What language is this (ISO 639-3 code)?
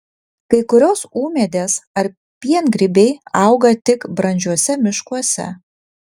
lit